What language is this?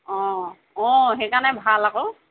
Assamese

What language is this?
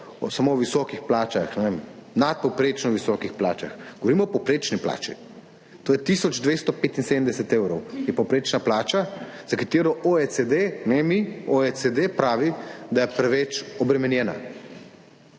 Slovenian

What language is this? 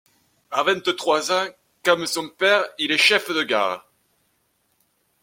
French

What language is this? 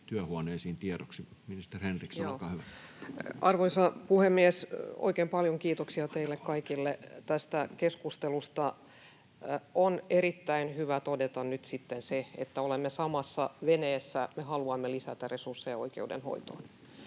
Finnish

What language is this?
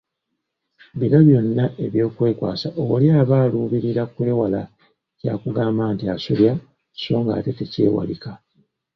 Ganda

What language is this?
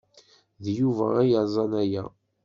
Kabyle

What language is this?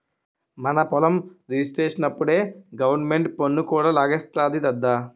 Telugu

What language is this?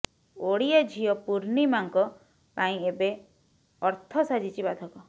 Odia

